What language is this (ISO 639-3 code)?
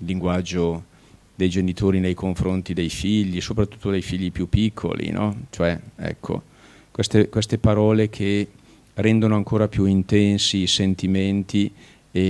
ita